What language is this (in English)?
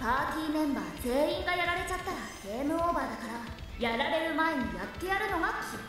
Japanese